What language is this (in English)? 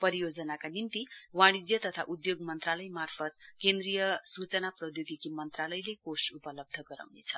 Nepali